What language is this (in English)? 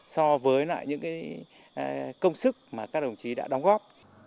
Vietnamese